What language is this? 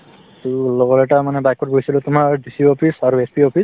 Assamese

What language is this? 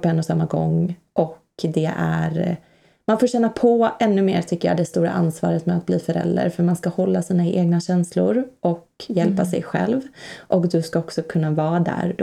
Swedish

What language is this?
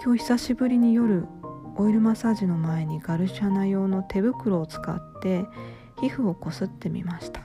Japanese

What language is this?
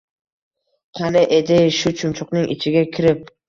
Uzbek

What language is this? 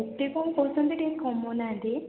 Odia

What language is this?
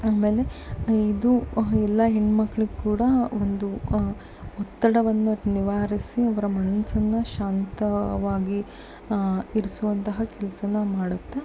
Kannada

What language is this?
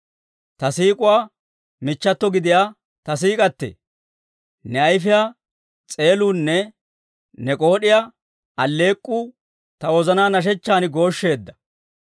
Dawro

